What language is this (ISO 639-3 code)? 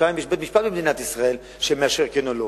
heb